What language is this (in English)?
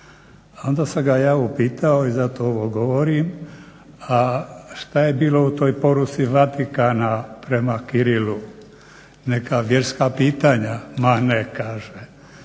Croatian